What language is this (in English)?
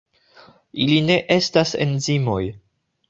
Esperanto